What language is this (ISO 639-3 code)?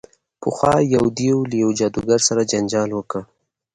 pus